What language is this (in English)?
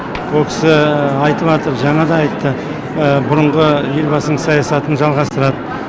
Kazakh